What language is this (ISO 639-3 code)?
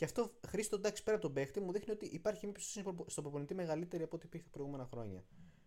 ell